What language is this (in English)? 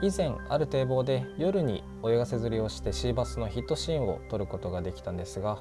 Japanese